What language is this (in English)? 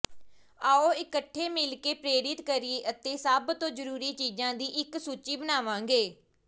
Punjabi